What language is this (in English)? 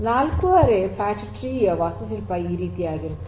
Kannada